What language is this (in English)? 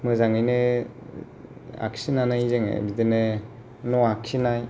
Bodo